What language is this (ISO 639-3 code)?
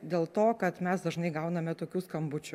lit